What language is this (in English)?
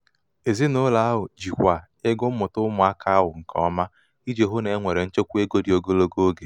Igbo